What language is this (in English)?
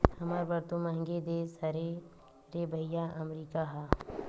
Chhattisgarhi